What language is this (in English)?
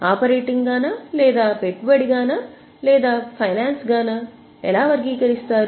Telugu